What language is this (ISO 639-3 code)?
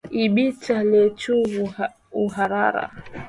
swa